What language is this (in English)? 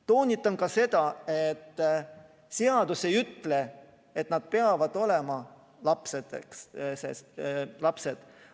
Estonian